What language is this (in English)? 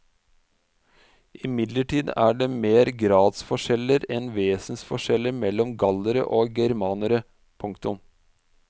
Norwegian